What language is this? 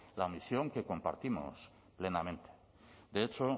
Spanish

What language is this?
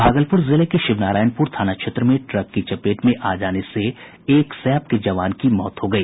Hindi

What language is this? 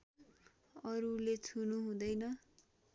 Nepali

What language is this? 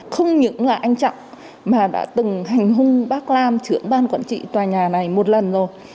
Vietnamese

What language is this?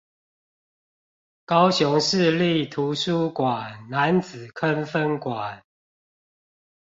Chinese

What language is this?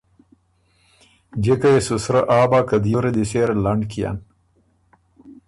Ormuri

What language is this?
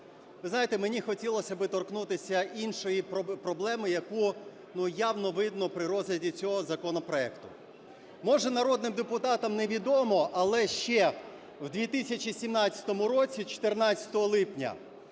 Ukrainian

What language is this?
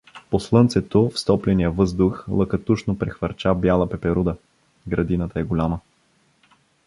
Bulgarian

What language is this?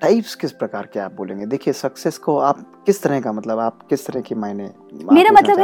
Hindi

